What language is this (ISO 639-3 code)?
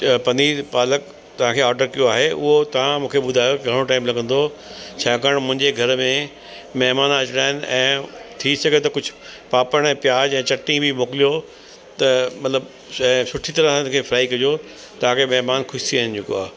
snd